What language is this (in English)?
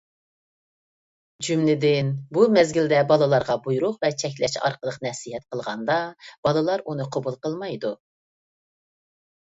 Uyghur